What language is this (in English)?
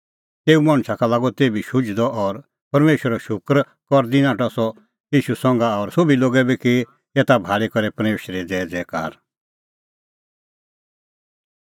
Kullu Pahari